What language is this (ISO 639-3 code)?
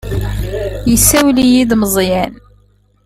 kab